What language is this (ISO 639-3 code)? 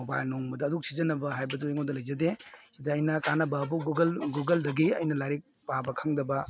mni